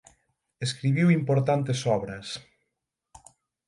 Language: Galician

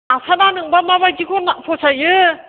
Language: Bodo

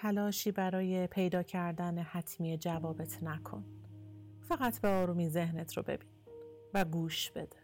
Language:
Persian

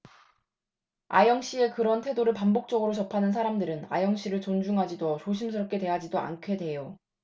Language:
Korean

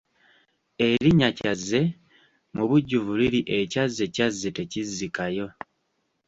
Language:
Ganda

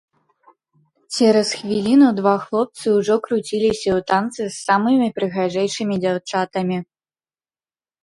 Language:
Belarusian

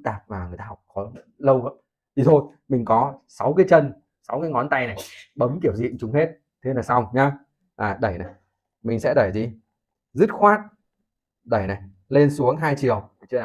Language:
Vietnamese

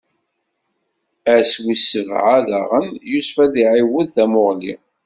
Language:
Kabyle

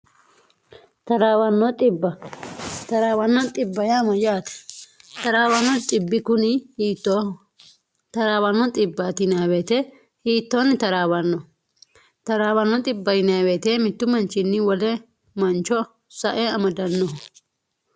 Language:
Sidamo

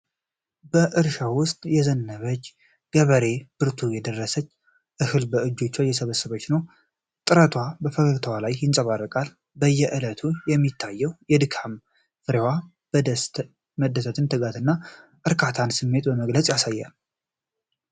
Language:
Amharic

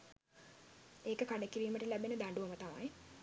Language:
Sinhala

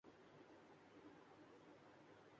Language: Urdu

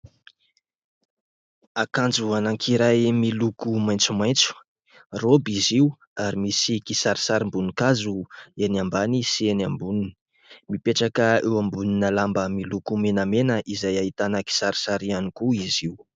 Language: Malagasy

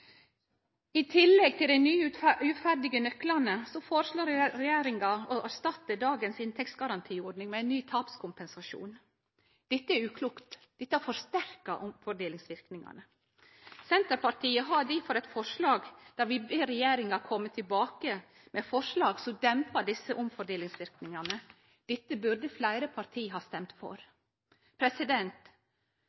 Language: Norwegian Nynorsk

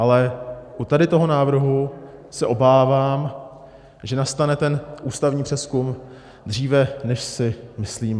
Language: Czech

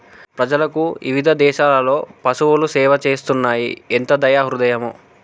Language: Telugu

